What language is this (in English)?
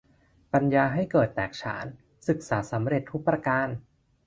Thai